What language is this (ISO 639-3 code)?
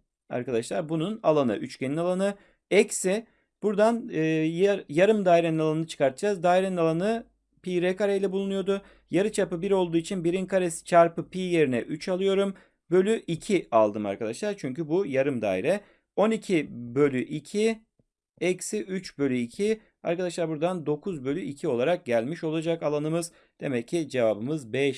tur